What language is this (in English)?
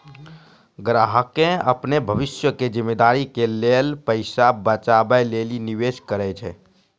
Maithili